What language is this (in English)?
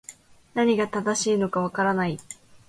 Japanese